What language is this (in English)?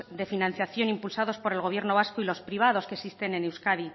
Spanish